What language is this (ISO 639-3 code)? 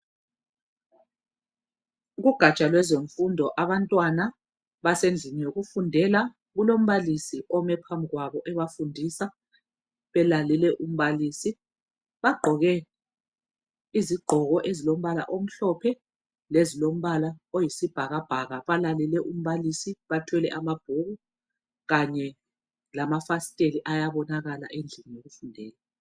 nde